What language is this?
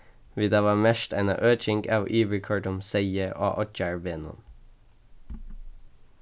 Faroese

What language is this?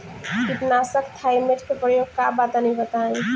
Bhojpuri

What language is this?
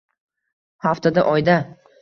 Uzbek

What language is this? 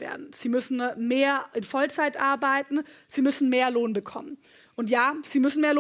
German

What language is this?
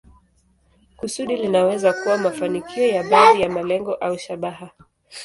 Swahili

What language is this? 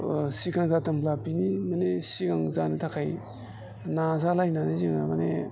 Bodo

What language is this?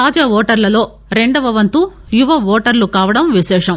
Telugu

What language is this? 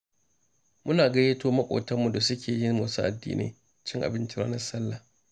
Hausa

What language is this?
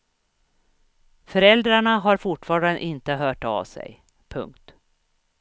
Swedish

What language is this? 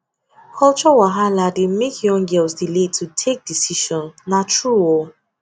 Nigerian Pidgin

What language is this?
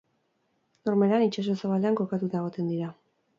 Basque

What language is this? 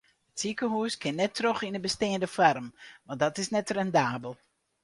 Western Frisian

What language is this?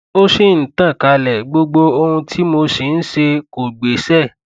Yoruba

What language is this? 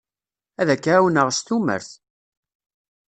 Kabyle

